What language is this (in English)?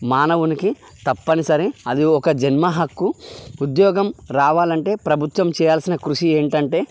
Telugu